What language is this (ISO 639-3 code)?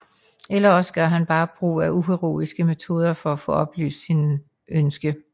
dan